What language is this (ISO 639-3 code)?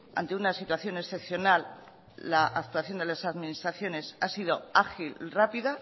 spa